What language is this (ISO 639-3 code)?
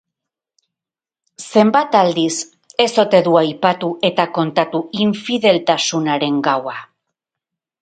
eus